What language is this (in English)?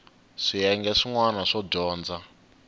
Tsonga